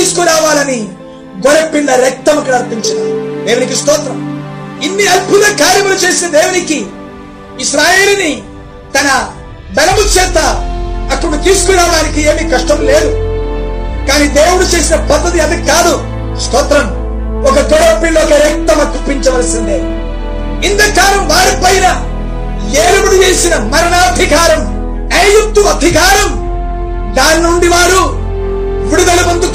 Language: Telugu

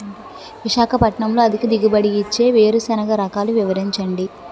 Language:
Telugu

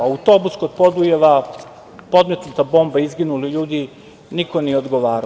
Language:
Serbian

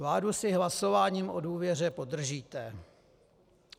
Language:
Czech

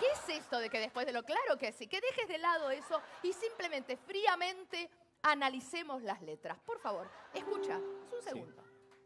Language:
Spanish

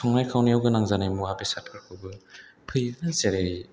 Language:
Bodo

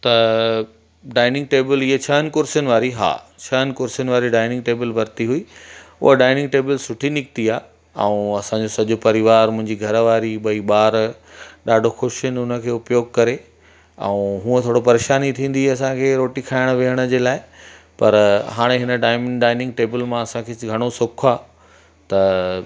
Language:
Sindhi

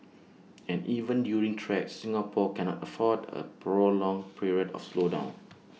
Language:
English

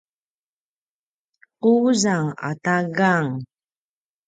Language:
Paiwan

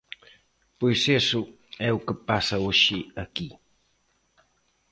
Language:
Galician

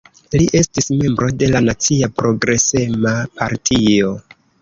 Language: Esperanto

